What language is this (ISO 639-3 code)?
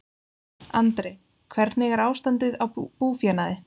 isl